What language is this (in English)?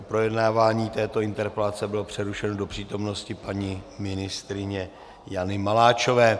Czech